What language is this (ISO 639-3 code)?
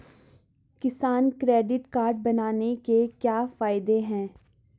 hin